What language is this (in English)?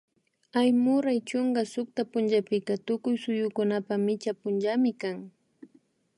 Imbabura Highland Quichua